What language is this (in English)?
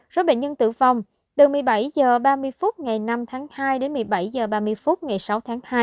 Vietnamese